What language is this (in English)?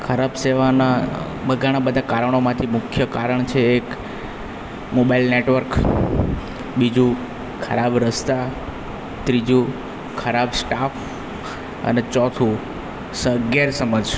Gujarati